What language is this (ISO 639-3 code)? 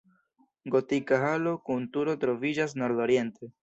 epo